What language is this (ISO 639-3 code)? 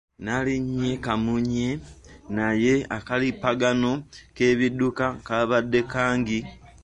lug